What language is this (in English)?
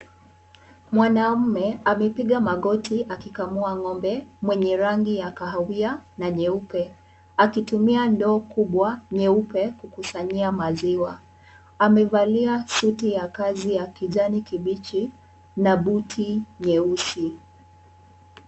Swahili